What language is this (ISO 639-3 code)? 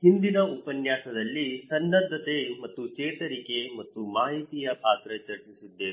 kan